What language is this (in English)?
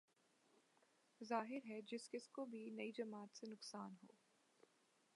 Urdu